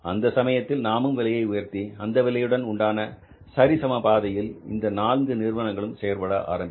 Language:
Tamil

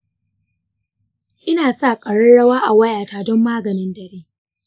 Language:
Hausa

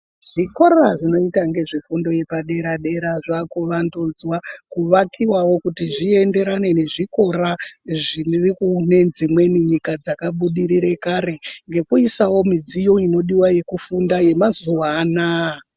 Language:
Ndau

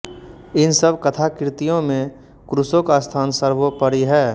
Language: Hindi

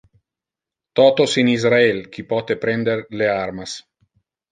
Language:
Interlingua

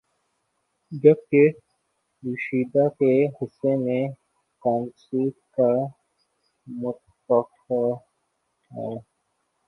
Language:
Urdu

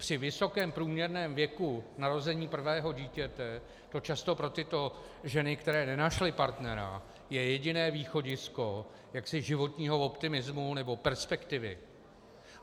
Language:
Czech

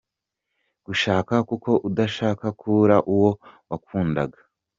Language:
Kinyarwanda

